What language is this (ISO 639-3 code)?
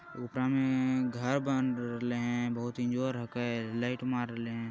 mag